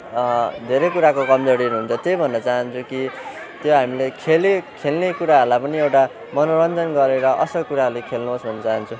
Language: Nepali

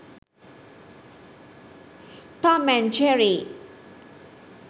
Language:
Sinhala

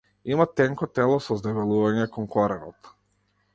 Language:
Macedonian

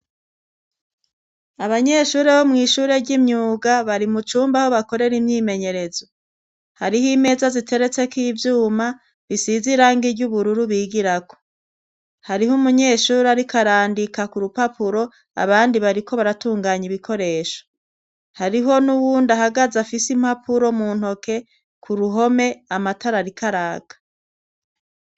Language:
Rundi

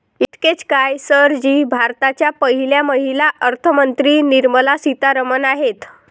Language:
Marathi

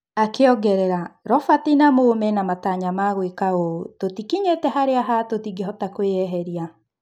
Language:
Kikuyu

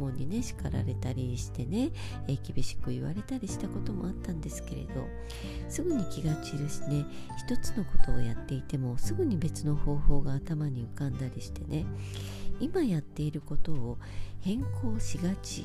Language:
Japanese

